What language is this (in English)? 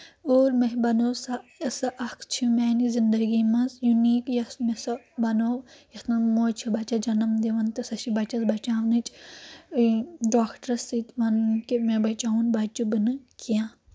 Kashmiri